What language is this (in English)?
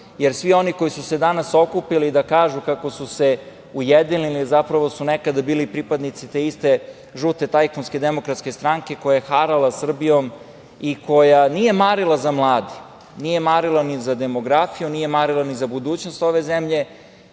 Serbian